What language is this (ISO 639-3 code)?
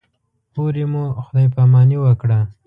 pus